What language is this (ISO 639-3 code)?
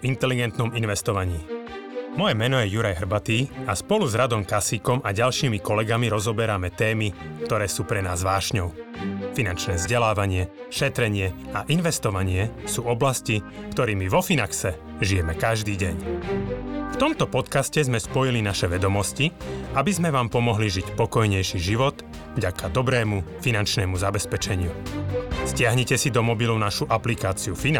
slk